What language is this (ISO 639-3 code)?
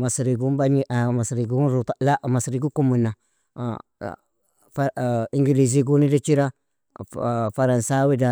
fia